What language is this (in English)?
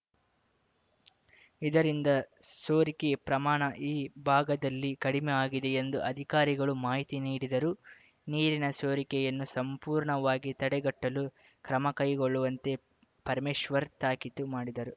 Kannada